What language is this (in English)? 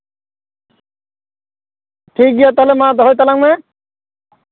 Santali